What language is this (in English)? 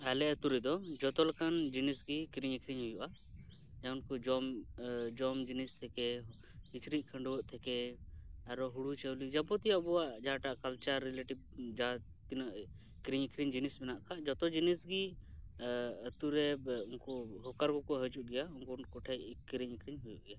Santali